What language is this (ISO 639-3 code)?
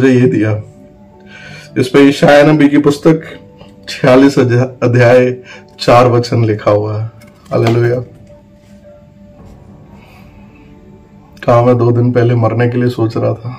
hin